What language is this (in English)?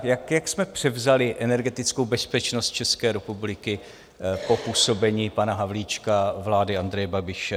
Czech